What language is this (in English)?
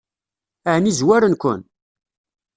Kabyle